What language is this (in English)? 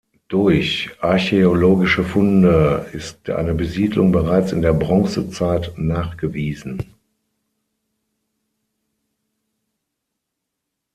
German